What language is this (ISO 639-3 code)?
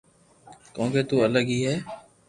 lrk